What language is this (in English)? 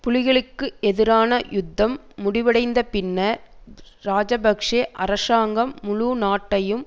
Tamil